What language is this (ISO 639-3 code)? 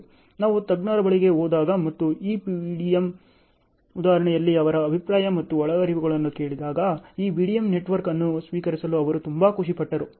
kan